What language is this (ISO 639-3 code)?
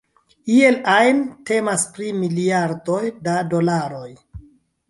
epo